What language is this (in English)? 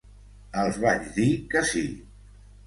Catalan